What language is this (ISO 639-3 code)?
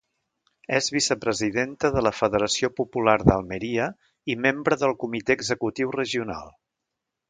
cat